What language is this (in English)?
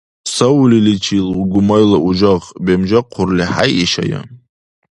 Dargwa